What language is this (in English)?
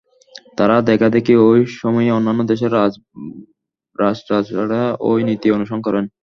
Bangla